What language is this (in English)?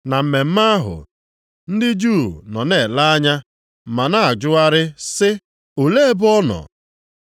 Igbo